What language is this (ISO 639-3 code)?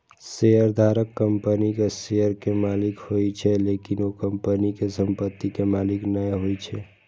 mai